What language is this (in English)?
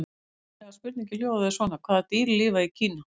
Icelandic